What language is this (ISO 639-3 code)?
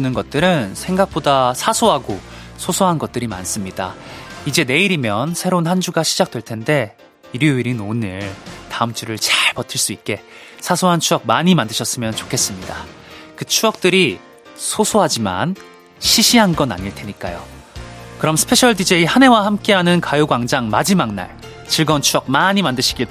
kor